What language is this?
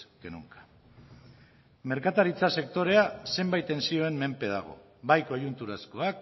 Basque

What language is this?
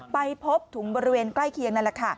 Thai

